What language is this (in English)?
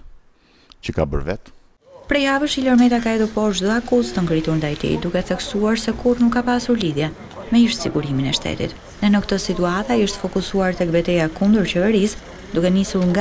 Romanian